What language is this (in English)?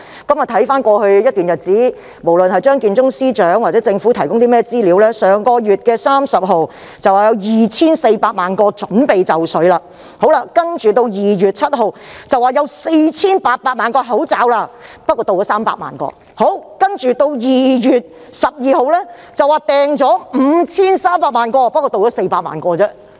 Cantonese